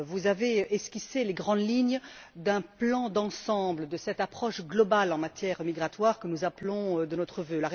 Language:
French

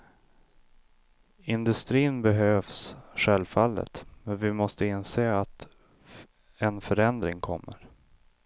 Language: Swedish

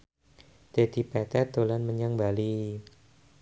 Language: Javanese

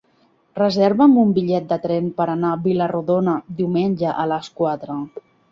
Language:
Catalan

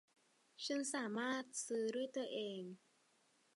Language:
Thai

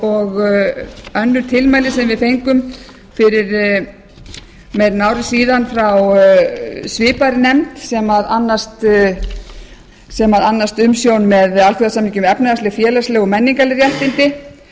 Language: Icelandic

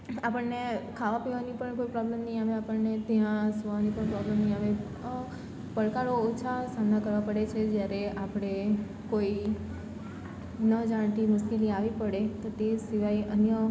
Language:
Gujarati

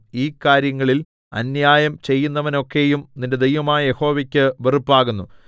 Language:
Malayalam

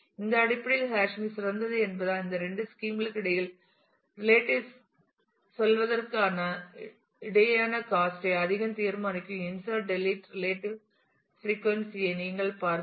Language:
Tamil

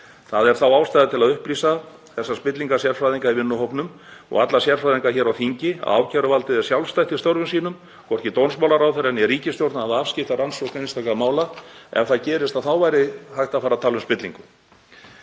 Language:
Icelandic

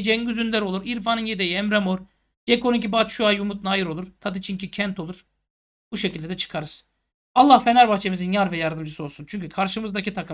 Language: Turkish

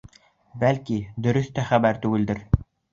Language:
Bashkir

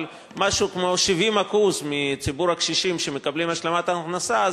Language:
Hebrew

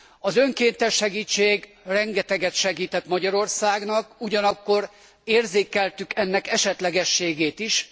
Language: Hungarian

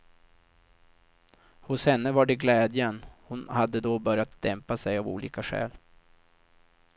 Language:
Swedish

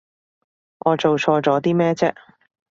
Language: Cantonese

